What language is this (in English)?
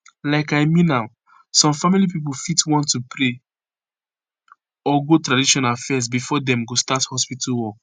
Nigerian Pidgin